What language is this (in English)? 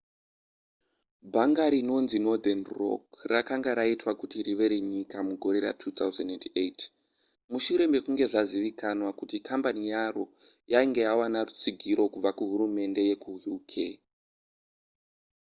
Shona